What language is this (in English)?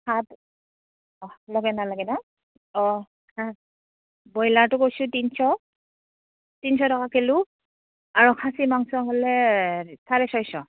Assamese